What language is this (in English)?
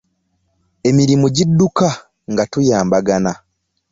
Ganda